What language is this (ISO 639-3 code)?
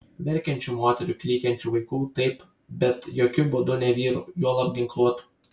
lit